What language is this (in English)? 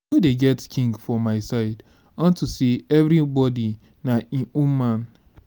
Nigerian Pidgin